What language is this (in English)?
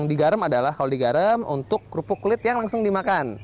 Indonesian